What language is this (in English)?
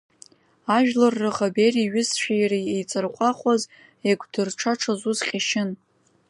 Abkhazian